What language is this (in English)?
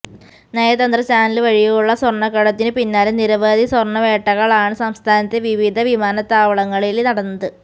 Malayalam